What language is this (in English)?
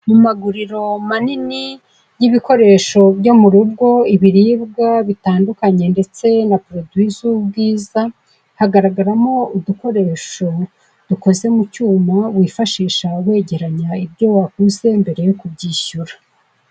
Kinyarwanda